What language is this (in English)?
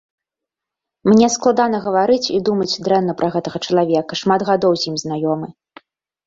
Belarusian